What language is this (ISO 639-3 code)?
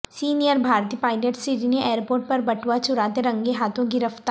urd